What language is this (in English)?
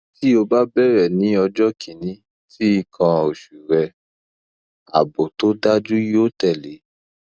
Yoruba